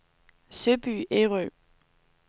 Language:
Danish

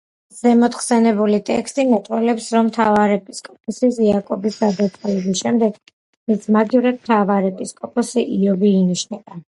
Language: Georgian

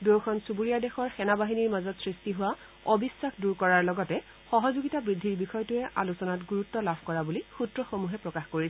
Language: Assamese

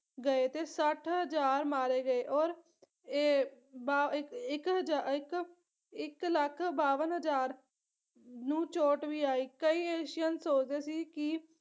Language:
Punjabi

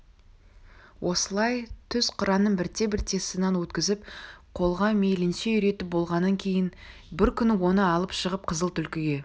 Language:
Kazakh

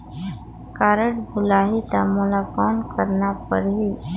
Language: Chhattisgarhi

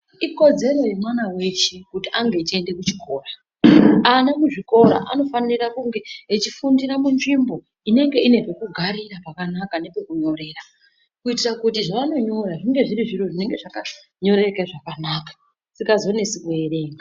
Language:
Ndau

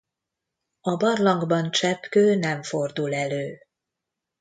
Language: Hungarian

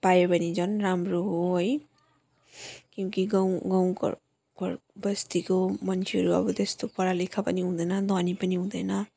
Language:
Nepali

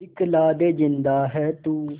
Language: Hindi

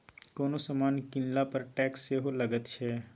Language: Maithili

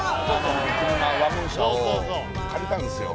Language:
Japanese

